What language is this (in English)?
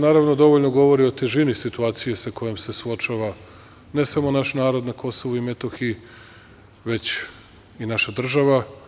Serbian